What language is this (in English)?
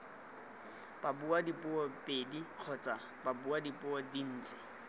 Tswana